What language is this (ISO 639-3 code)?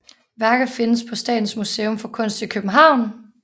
dan